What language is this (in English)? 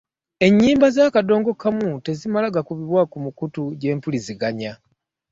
Ganda